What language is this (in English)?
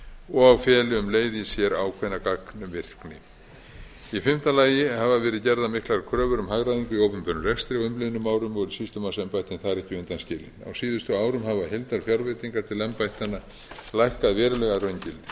Icelandic